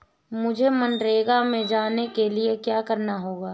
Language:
Hindi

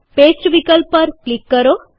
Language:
Gujarati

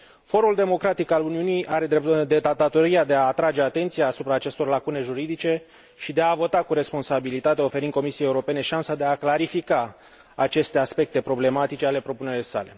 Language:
Romanian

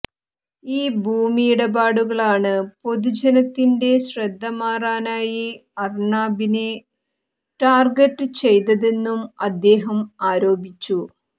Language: Malayalam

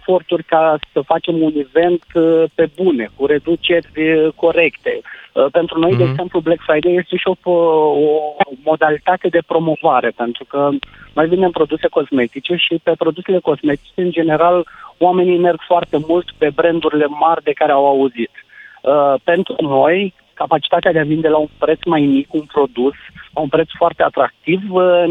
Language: Romanian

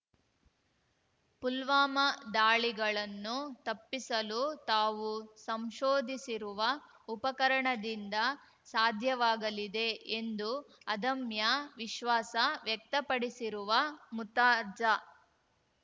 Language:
Kannada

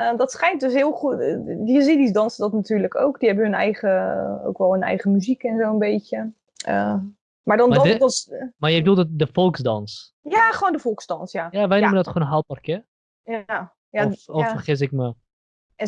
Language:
Dutch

